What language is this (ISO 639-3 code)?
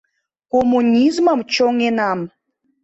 chm